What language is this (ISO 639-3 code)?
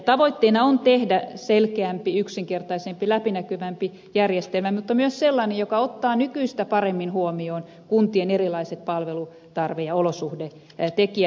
fin